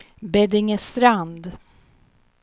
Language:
Swedish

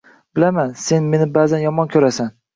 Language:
Uzbek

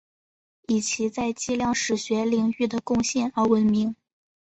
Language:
Chinese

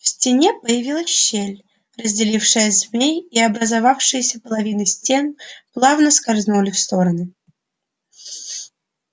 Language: Russian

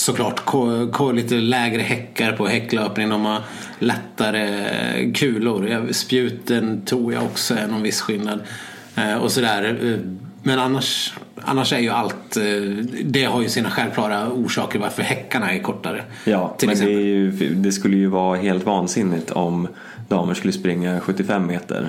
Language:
Swedish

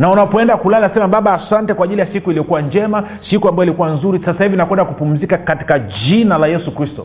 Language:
Swahili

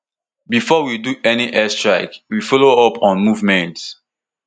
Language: Nigerian Pidgin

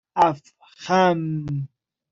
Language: Persian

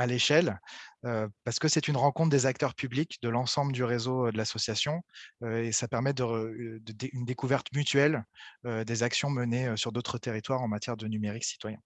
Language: French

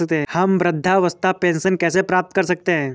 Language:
Hindi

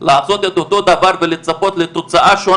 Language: Hebrew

